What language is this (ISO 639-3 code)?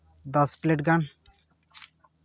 sat